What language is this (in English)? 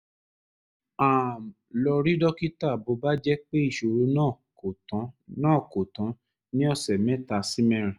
Yoruba